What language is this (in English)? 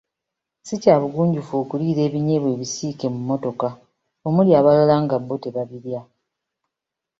Ganda